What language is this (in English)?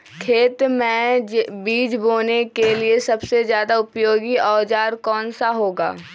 Magahi